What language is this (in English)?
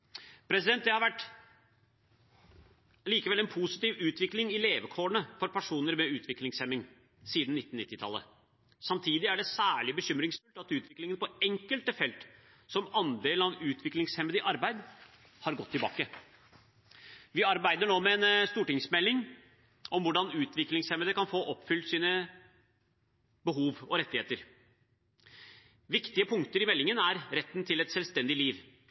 Norwegian Bokmål